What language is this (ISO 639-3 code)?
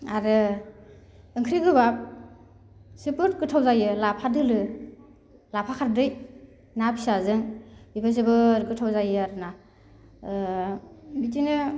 brx